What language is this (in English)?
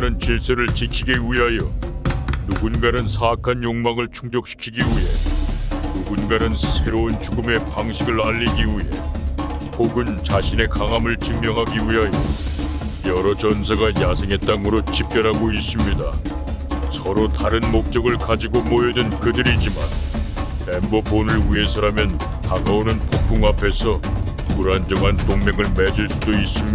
Korean